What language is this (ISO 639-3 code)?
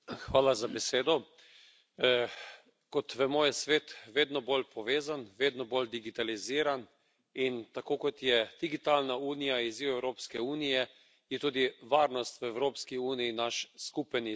slv